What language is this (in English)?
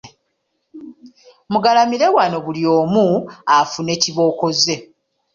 Ganda